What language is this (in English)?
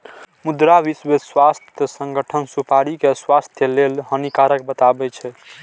Maithili